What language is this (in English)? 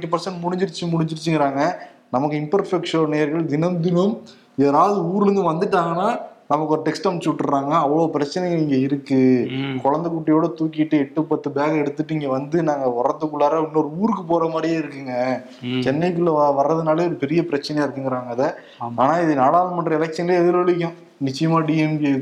Tamil